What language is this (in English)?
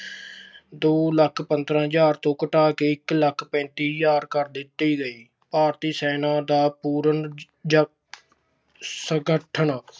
Punjabi